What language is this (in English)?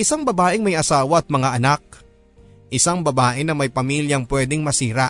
Filipino